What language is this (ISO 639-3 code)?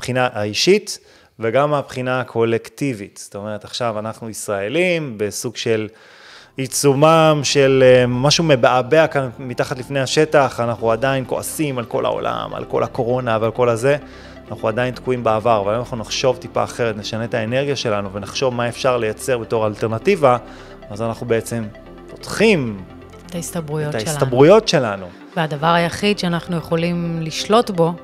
heb